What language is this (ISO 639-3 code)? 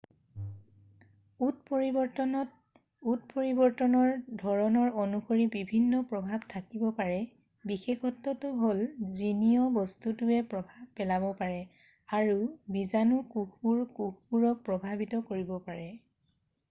asm